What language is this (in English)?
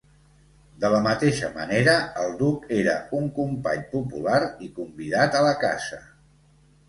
Catalan